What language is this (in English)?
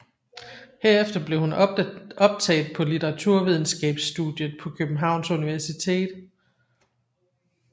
Danish